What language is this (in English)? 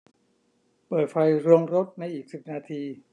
Thai